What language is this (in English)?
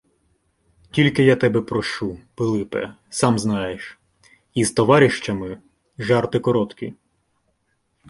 Ukrainian